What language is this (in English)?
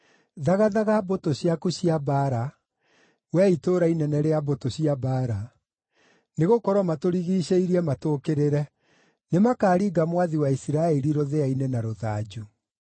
Kikuyu